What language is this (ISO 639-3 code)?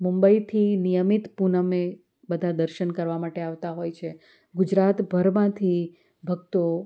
guj